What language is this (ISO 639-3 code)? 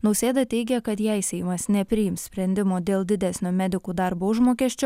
lit